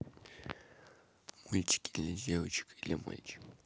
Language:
Russian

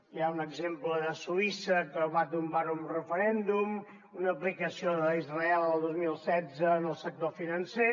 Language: Catalan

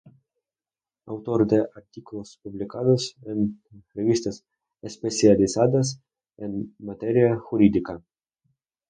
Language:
Spanish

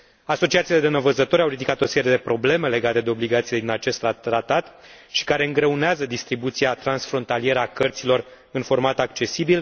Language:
Romanian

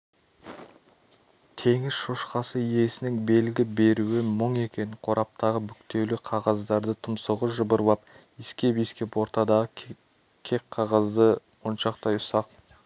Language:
Kazakh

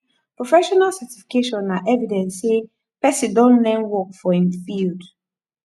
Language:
Nigerian Pidgin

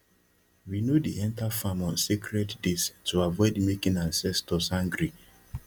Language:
Nigerian Pidgin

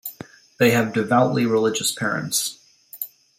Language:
English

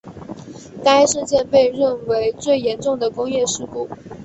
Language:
Chinese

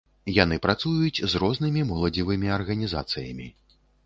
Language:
Belarusian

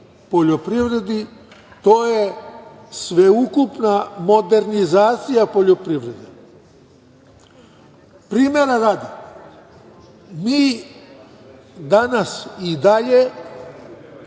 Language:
Serbian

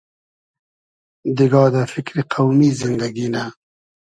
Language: Hazaragi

